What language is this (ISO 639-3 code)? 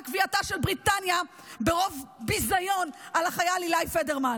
heb